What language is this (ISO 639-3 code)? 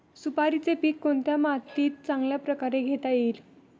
mar